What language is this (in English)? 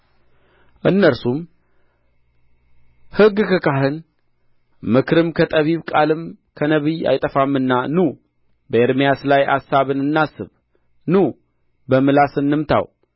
Amharic